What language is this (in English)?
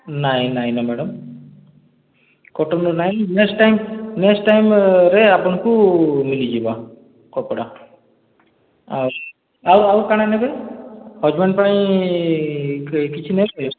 Odia